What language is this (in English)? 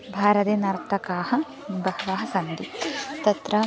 Sanskrit